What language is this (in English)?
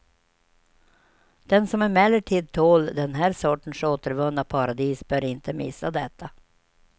Swedish